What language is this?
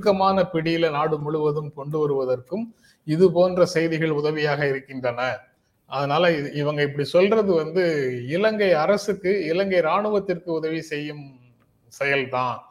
Tamil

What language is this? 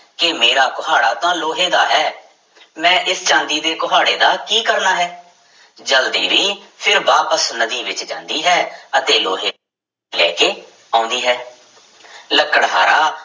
Punjabi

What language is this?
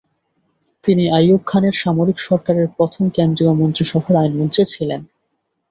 Bangla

